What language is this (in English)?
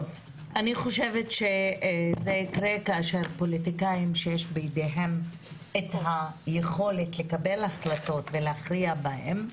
Hebrew